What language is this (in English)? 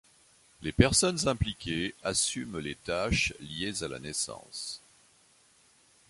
French